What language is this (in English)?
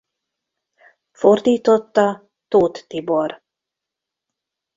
Hungarian